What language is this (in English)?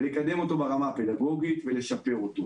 Hebrew